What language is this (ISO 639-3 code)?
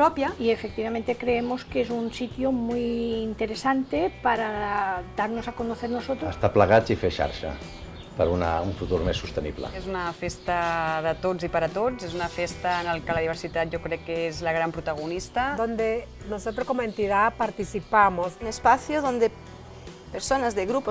cat